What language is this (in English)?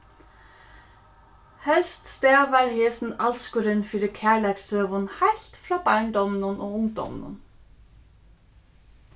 Faroese